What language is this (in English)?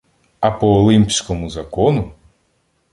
Ukrainian